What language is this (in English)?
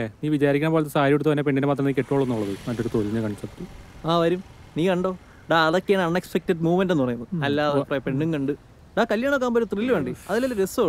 Malayalam